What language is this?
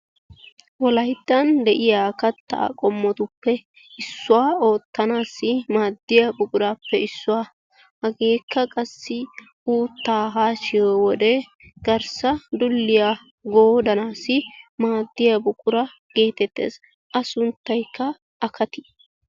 Wolaytta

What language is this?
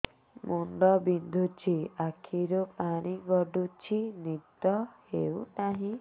Odia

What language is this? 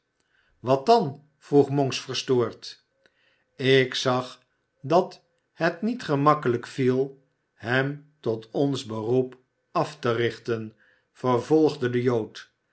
Dutch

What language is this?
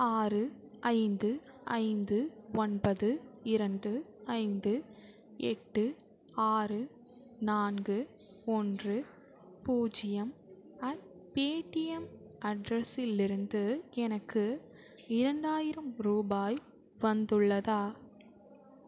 Tamil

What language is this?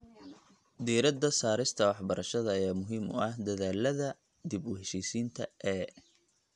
Somali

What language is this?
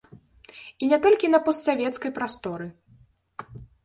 Belarusian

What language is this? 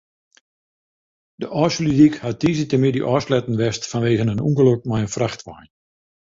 Western Frisian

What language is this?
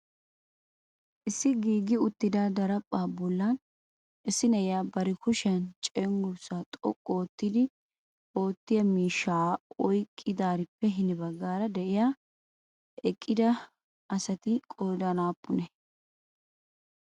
Wolaytta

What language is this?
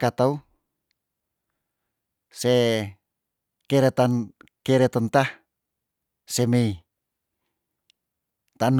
Tondano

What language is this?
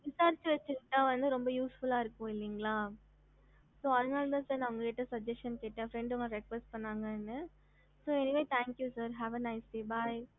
Tamil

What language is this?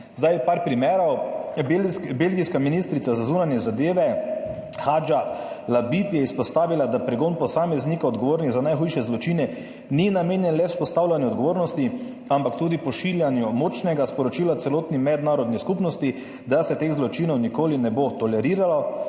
Slovenian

